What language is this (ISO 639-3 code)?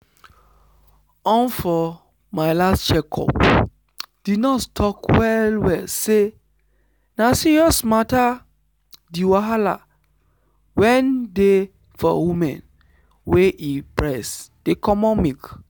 pcm